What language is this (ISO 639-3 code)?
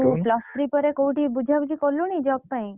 ori